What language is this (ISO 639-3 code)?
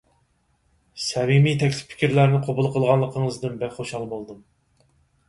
uig